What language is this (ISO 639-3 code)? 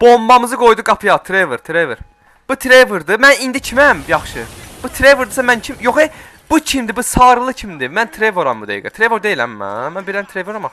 tur